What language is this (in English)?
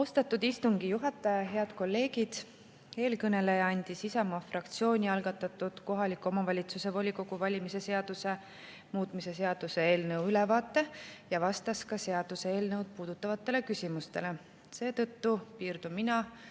Estonian